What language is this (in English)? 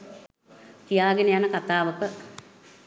Sinhala